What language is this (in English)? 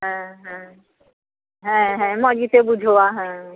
Santali